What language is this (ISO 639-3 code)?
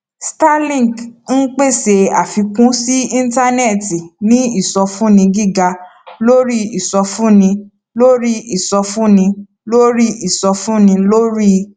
yor